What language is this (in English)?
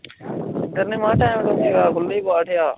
Punjabi